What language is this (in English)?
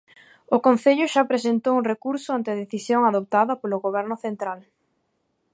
Galician